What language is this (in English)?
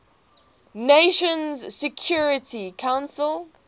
English